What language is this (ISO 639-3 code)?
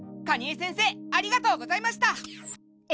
jpn